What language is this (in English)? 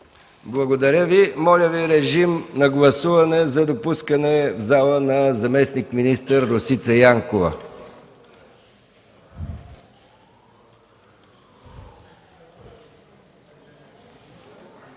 Bulgarian